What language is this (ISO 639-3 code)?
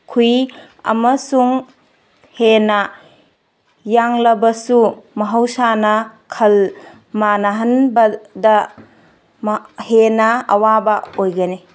mni